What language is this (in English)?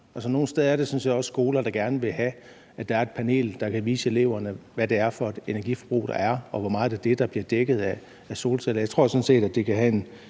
Danish